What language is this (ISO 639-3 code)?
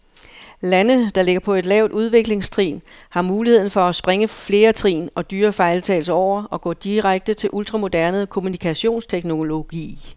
dan